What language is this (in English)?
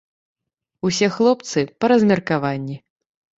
Belarusian